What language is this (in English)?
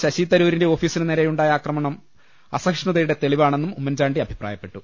Malayalam